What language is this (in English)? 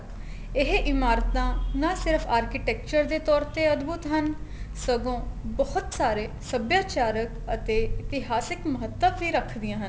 Punjabi